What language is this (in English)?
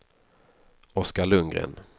Swedish